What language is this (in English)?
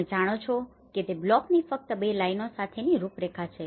Gujarati